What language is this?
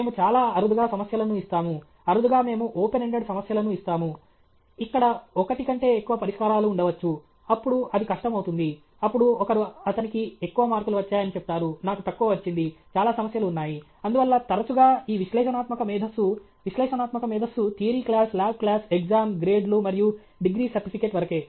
Telugu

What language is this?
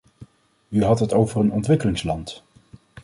Dutch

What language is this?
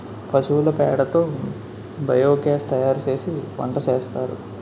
Telugu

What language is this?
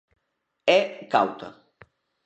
Galician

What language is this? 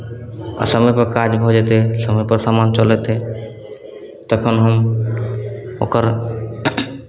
Maithili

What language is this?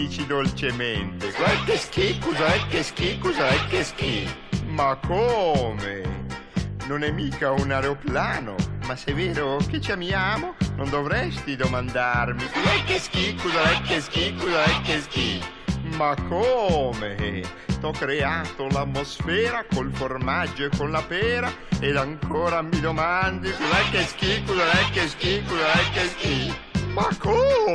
Italian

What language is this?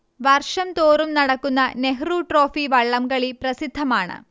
Malayalam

